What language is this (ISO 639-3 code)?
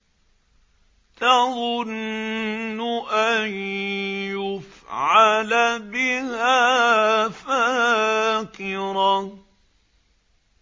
ara